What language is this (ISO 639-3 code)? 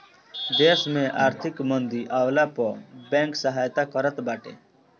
bho